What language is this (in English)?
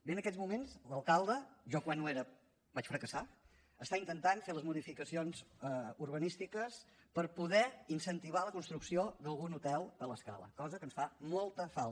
Catalan